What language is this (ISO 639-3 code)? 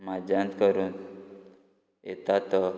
kok